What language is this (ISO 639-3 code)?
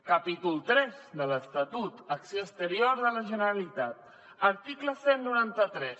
cat